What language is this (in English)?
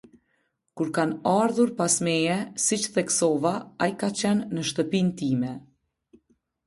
Albanian